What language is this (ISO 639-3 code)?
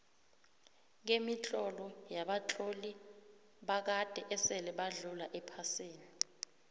nbl